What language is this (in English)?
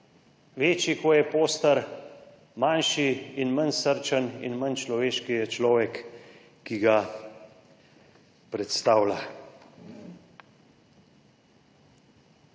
Slovenian